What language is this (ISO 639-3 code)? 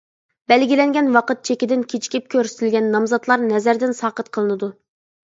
uig